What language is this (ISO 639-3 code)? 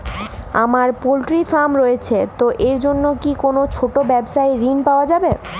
ben